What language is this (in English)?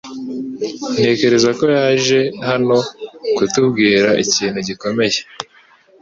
Kinyarwanda